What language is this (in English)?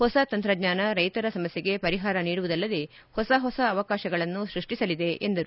Kannada